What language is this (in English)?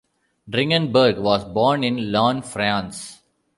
English